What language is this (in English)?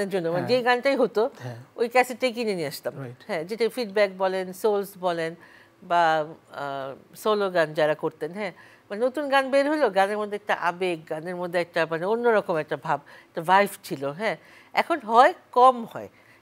Bangla